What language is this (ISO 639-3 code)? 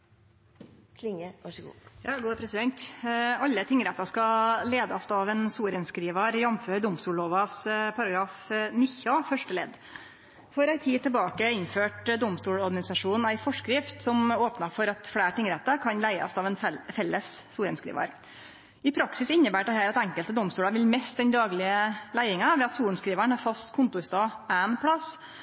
nno